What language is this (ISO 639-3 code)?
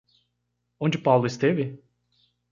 por